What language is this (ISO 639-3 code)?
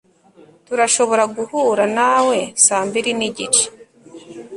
kin